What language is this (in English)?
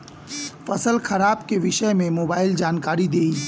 Bhojpuri